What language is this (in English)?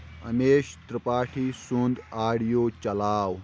Kashmiri